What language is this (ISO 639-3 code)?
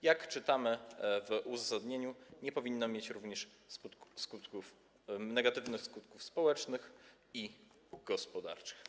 pol